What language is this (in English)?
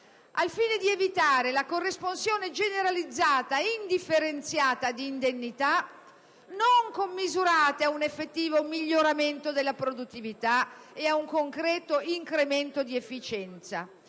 Italian